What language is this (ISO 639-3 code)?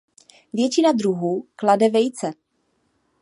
ces